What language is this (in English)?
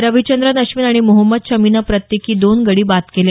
Marathi